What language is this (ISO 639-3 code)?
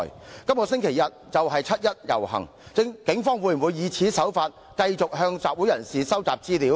yue